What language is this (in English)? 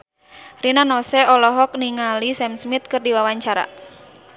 Sundanese